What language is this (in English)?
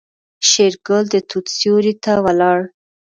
Pashto